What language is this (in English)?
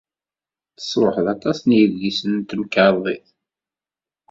Kabyle